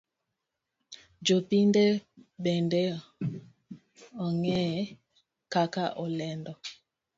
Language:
Luo (Kenya and Tanzania)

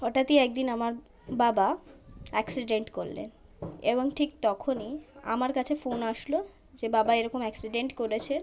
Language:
Bangla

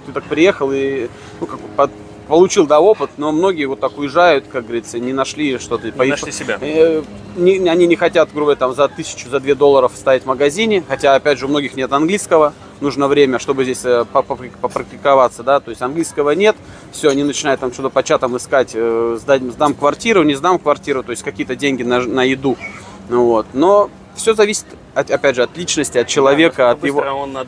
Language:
Russian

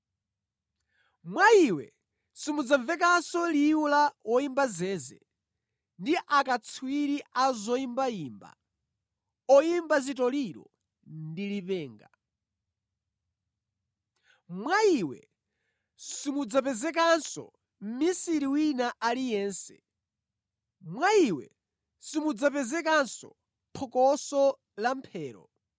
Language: Nyanja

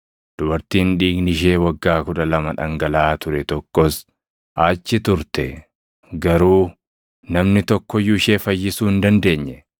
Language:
Oromo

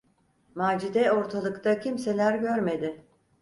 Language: Turkish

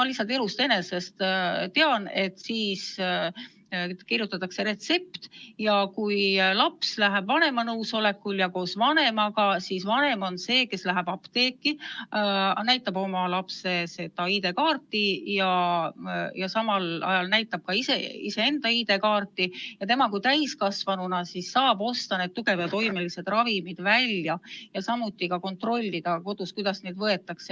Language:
Estonian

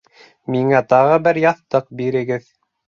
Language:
Bashkir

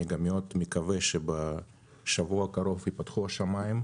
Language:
Hebrew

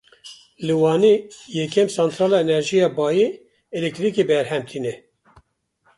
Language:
Kurdish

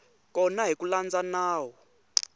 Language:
Tsonga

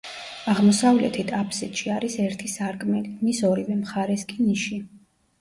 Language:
Georgian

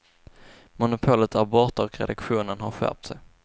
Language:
Swedish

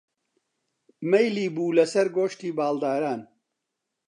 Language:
Central Kurdish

